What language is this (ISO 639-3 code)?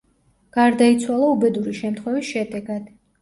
kat